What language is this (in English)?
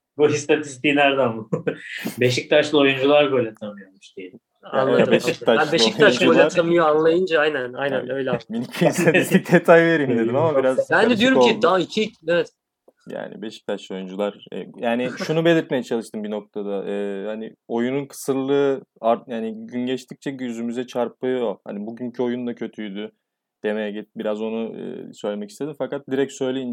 Turkish